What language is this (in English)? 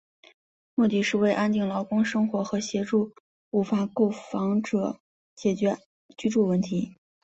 Chinese